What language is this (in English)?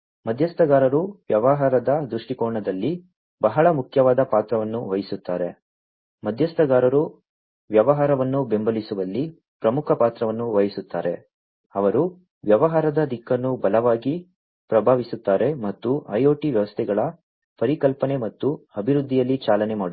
Kannada